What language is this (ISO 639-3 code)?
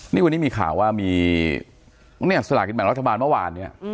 tha